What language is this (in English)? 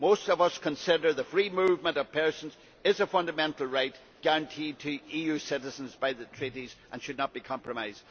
English